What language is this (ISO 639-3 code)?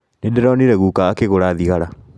kik